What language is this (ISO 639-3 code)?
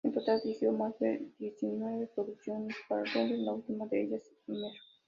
spa